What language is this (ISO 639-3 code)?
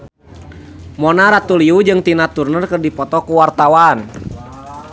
sun